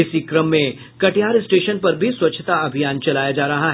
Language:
Hindi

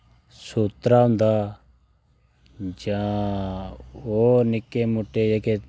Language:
Dogri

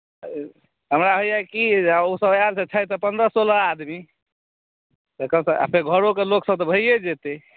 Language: Maithili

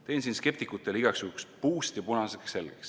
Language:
Estonian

